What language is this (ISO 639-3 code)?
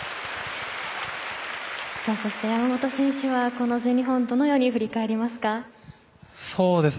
jpn